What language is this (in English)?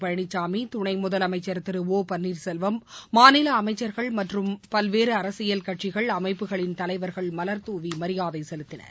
Tamil